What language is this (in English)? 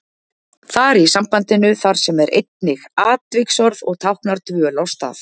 Icelandic